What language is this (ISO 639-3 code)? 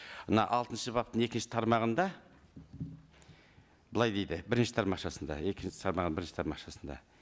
kaz